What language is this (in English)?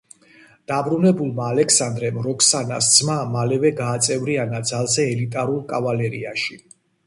Georgian